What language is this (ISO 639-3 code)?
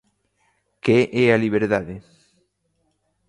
glg